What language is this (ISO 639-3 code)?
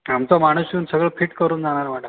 mar